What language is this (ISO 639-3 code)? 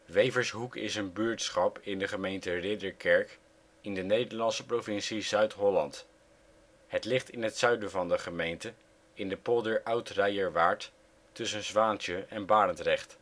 nld